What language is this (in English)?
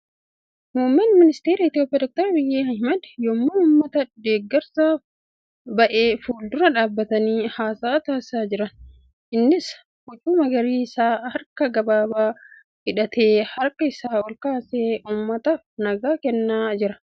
Oromo